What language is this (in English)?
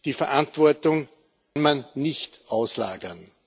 German